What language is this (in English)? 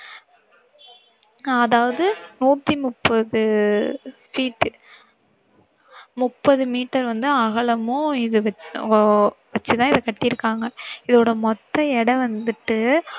Tamil